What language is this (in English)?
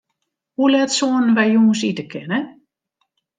Western Frisian